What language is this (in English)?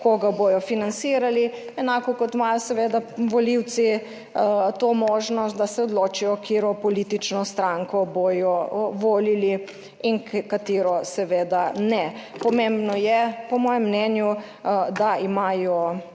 Slovenian